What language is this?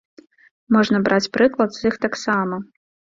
Belarusian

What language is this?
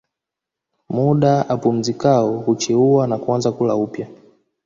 Swahili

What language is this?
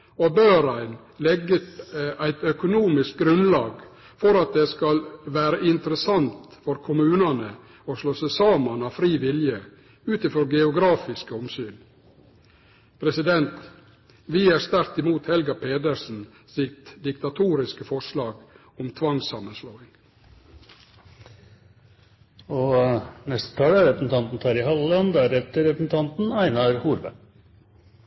Norwegian Nynorsk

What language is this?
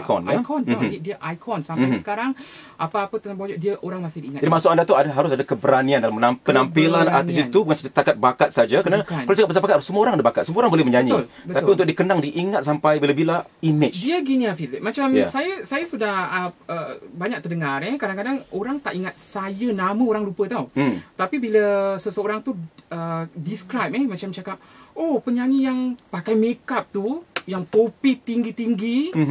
Malay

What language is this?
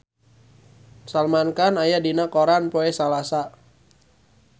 Sundanese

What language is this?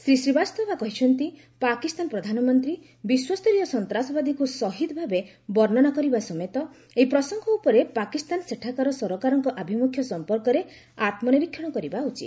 Odia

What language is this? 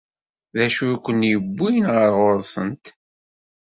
Kabyle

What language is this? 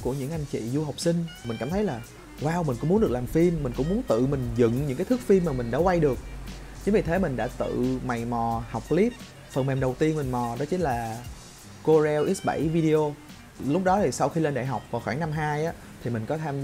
Vietnamese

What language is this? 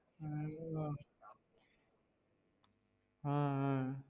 Tamil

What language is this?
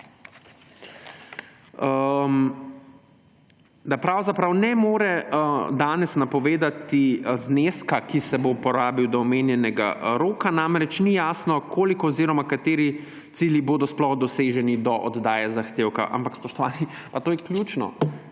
Slovenian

